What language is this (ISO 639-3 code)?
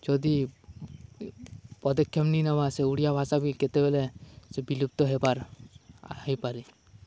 ori